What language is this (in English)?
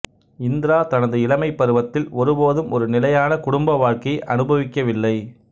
Tamil